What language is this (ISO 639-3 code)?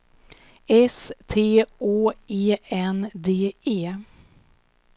swe